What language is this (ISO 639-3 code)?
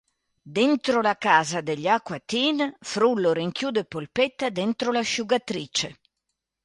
ita